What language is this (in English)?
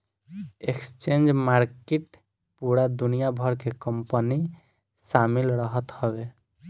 Bhojpuri